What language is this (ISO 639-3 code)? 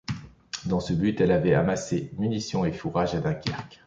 fra